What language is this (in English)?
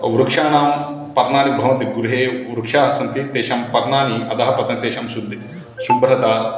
Sanskrit